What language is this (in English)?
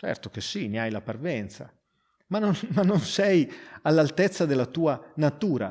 Italian